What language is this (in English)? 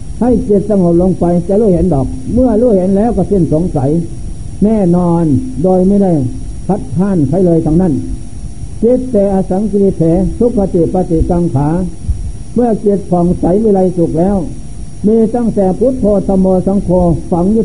Thai